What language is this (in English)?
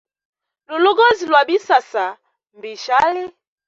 Hemba